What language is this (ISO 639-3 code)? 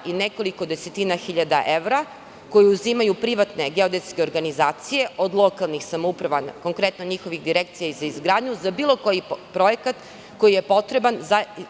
srp